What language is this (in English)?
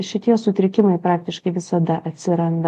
Lithuanian